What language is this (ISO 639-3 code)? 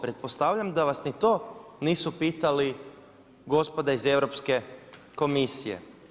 hrv